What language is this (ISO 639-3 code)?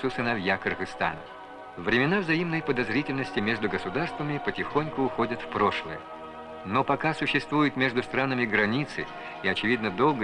rus